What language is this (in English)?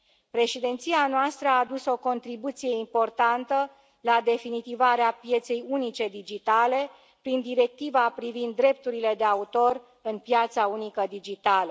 Romanian